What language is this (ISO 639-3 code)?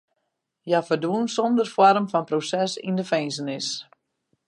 fry